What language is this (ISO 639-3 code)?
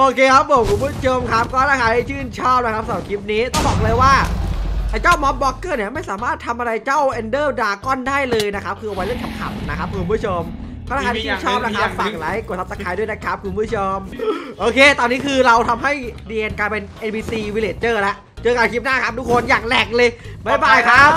tha